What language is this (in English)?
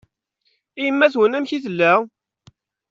Kabyle